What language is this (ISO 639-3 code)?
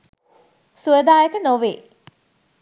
sin